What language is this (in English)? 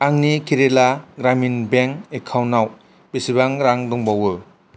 Bodo